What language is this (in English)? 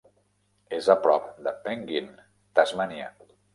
Catalan